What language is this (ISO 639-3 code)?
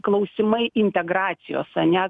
lit